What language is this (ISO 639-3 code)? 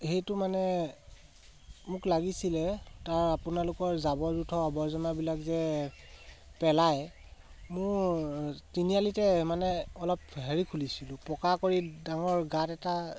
asm